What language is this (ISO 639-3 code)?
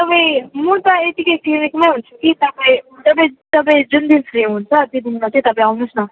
nep